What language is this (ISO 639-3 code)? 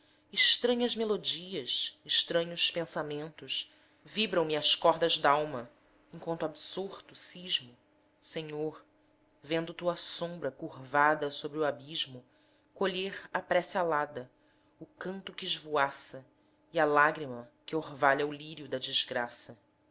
por